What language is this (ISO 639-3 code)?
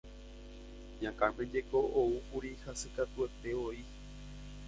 grn